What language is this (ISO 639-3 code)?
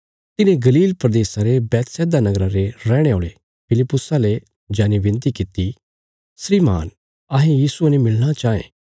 kfs